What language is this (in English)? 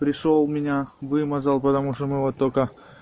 Russian